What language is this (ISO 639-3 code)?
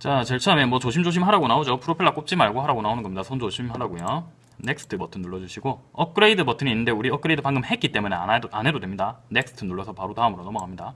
kor